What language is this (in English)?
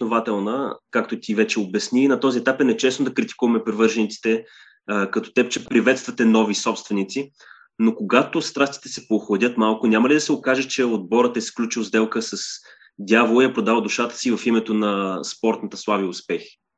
Bulgarian